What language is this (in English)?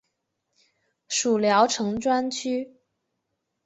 Chinese